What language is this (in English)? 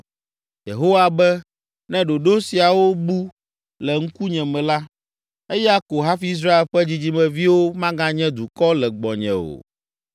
Ewe